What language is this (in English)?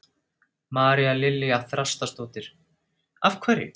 Icelandic